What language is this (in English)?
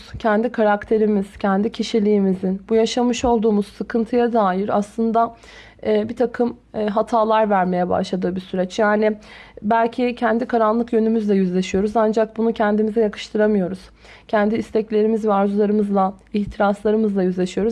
Turkish